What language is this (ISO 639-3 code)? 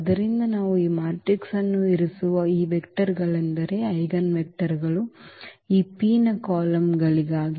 kan